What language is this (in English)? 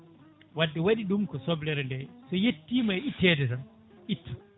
Fula